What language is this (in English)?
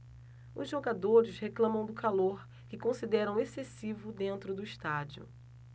Portuguese